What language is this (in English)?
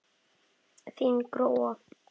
Icelandic